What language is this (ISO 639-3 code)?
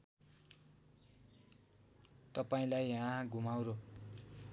nep